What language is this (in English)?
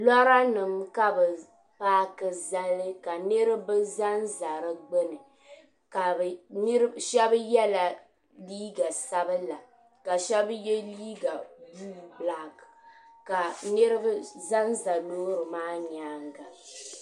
Dagbani